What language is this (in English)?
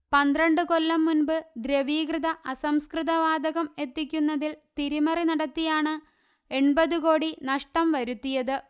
Malayalam